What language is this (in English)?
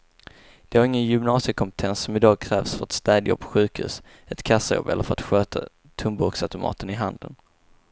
Swedish